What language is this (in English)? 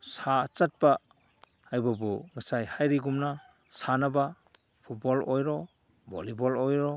Manipuri